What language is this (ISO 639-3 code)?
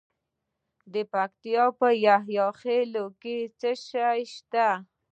pus